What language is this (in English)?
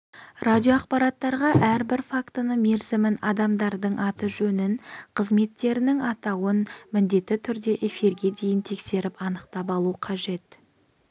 Kazakh